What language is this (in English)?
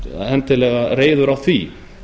Icelandic